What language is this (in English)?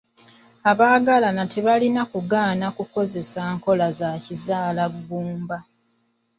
Ganda